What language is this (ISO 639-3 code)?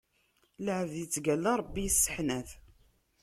kab